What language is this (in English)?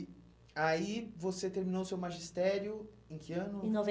Portuguese